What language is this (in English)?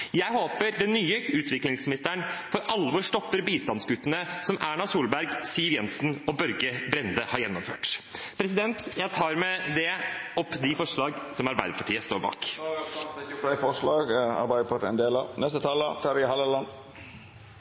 Norwegian